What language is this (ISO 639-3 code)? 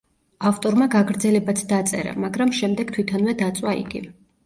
kat